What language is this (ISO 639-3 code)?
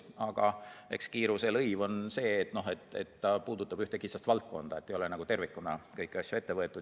est